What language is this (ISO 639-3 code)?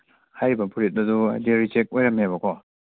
mni